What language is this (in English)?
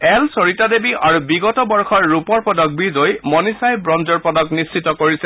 Assamese